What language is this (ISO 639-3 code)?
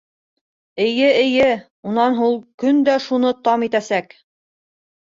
bak